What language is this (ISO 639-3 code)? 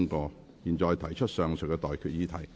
yue